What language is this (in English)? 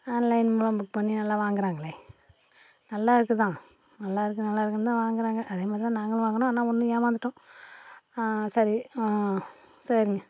Tamil